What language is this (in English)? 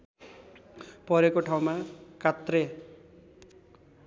Nepali